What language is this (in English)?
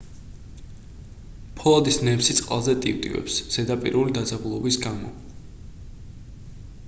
Georgian